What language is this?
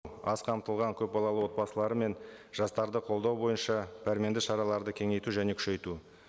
Kazakh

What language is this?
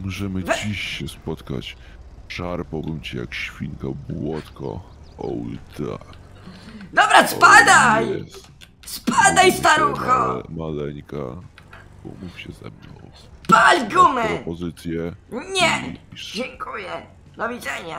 Polish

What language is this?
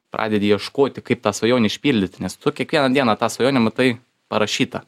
Lithuanian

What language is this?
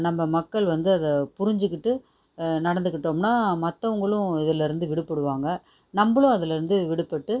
Tamil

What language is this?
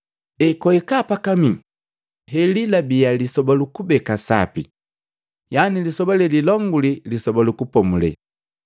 Matengo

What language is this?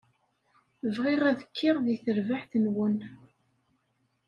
Kabyle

